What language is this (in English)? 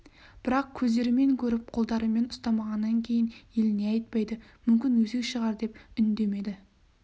Kazakh